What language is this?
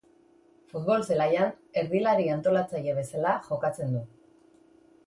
Basque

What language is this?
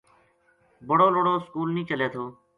Gujari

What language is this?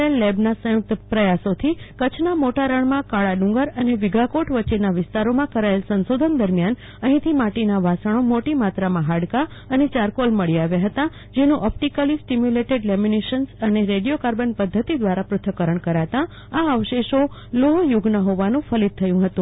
Gujarati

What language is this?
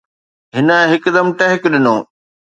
Sindhi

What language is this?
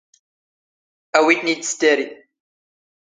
Standard Moroccan Tamazight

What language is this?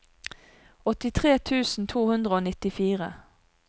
Norwegian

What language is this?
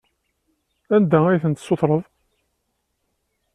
Kabyle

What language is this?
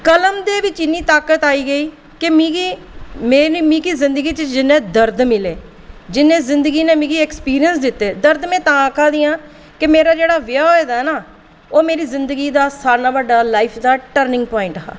Dogri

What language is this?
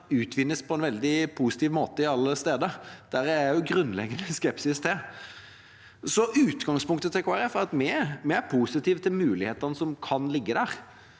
Norwegian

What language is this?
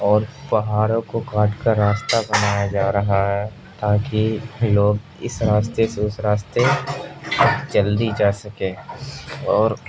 Urdu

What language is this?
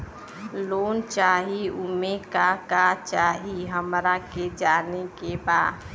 Bhojpuri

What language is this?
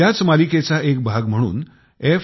Marathi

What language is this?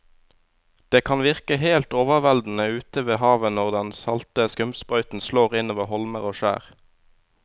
Norwegian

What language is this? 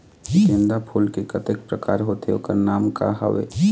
Chhattisgarhi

